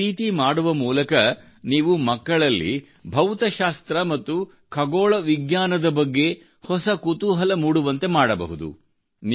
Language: Kannada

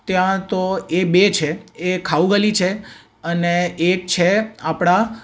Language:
Gujarati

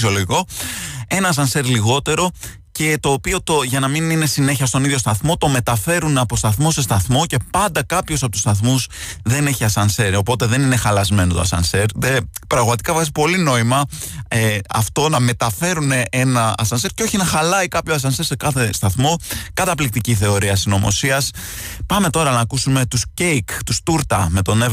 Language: Greek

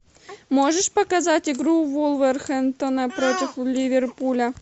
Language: Russian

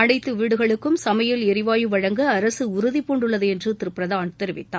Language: Tamil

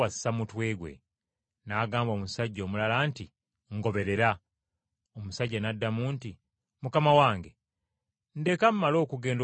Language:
Ganda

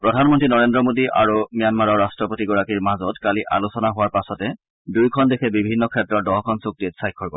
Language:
Assamese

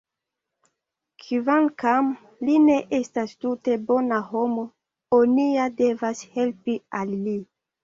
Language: Esperanto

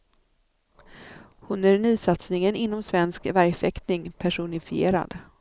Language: Swedish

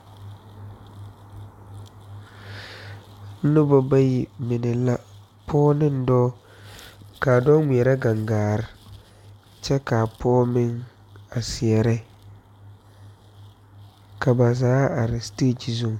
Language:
Southern Dagaare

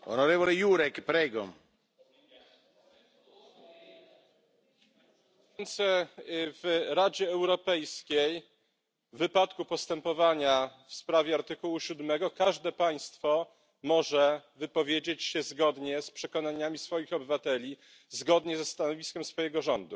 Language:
Polish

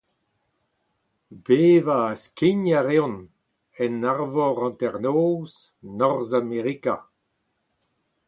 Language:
Breton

